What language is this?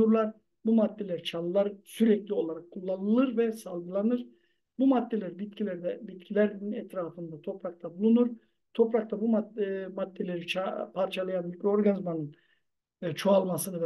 Turkish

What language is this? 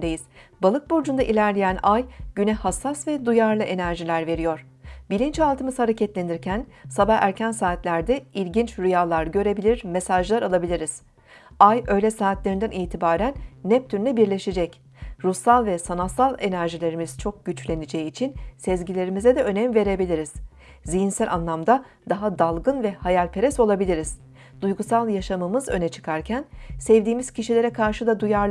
Turkish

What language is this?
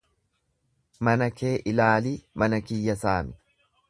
Oromo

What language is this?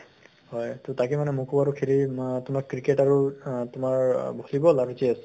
Assamese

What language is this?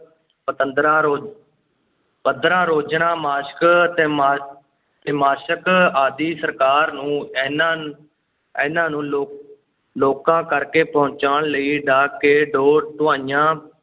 Punjabi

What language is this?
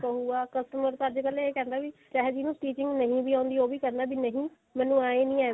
Punjabi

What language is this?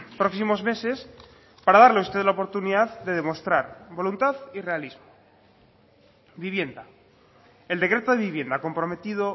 Spanish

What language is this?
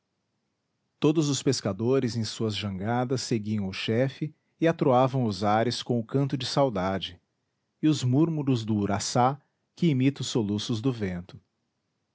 Portuguese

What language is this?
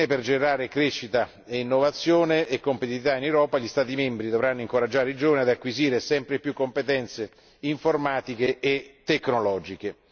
Italian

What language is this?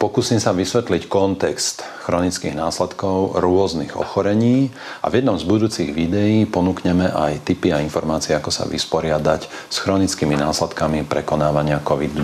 Slovak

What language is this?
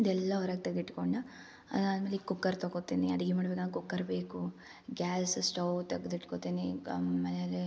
Kannada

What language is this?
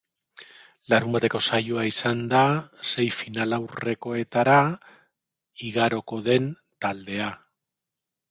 Basque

